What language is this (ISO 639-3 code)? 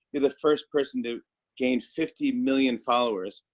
eng